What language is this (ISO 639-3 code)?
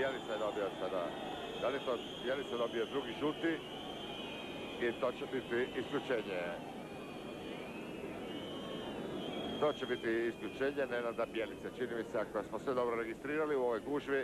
hrv